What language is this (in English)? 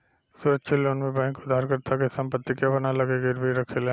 Bhojpuri